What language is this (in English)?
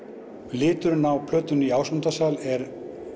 Icelandic